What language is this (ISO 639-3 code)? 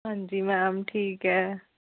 doi